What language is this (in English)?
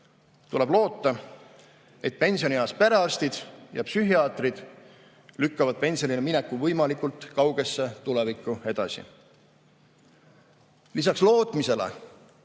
Estonian